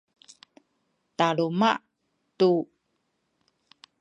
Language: Sakizaya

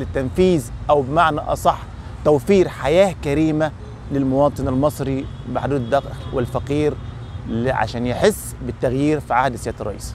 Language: Arabic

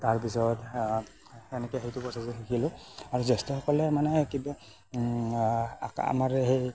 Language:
Assamese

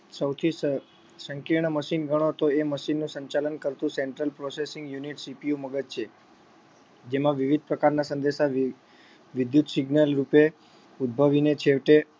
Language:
Gujarati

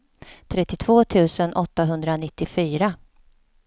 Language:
Swedish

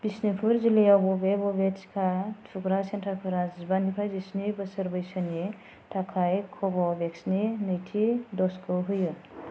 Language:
Bodo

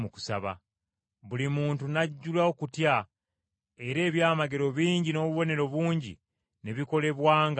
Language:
Ganda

